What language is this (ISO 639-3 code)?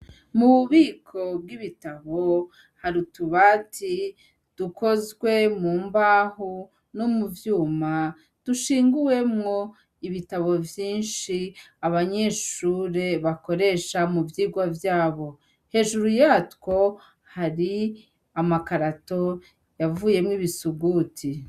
run